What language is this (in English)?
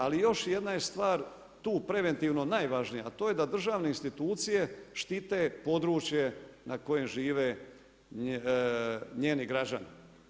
Croatian